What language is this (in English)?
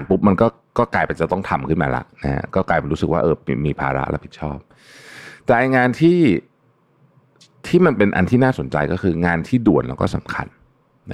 Thai